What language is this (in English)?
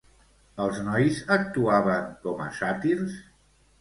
Catalan